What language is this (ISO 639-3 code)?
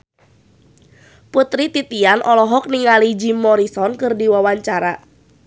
sun